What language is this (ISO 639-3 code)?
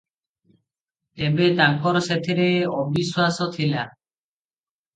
ori